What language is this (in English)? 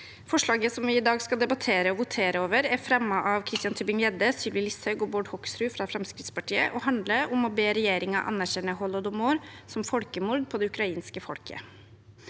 Norwegian